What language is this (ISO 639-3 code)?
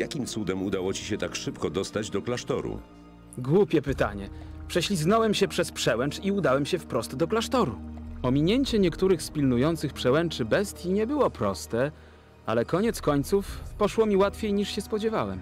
pol